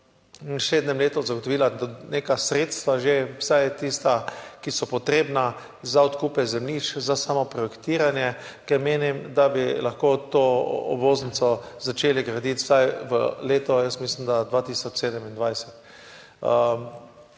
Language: Slovenian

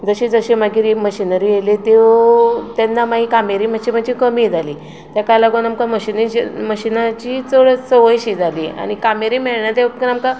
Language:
Konkani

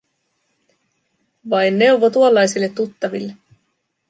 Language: Finnish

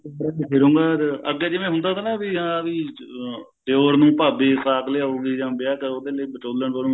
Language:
Punjabi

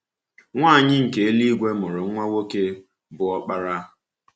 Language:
Igbo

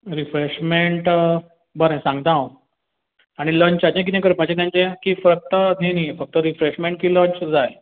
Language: Konkani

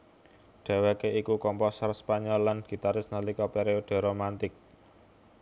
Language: Javanese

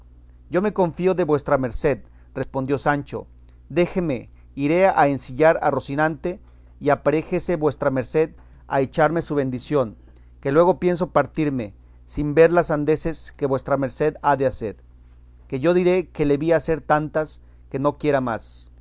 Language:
Spanish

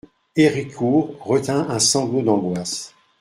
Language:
French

